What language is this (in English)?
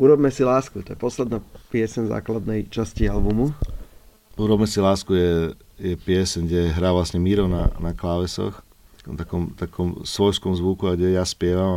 Slovak